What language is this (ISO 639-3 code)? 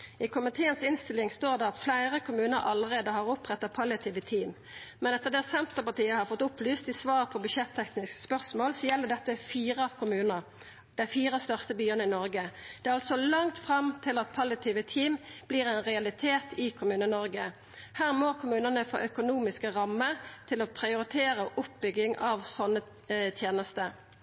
nno